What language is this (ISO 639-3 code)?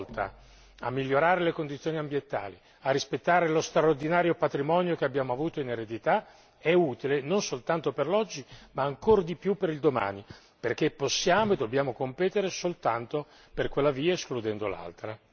ita